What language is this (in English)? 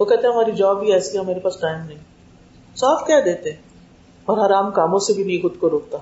Urdu